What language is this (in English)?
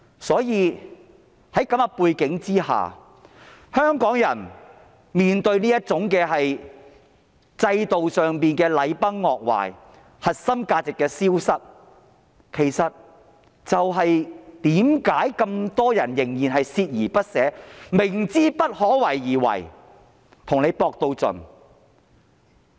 Cantonese